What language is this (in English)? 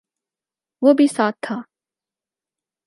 Urdu